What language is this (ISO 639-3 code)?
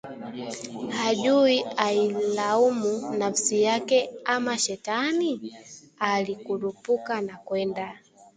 swa